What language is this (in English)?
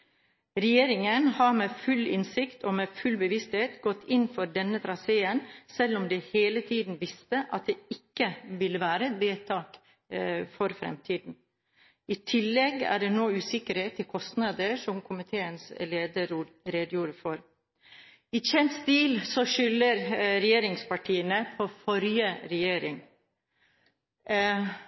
Norwegian Bokmål